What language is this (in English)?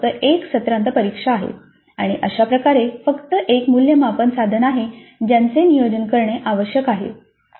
Marathi